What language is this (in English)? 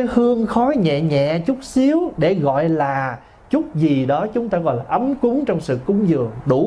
Vietnamese